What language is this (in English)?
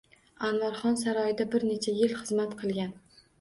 Uzbek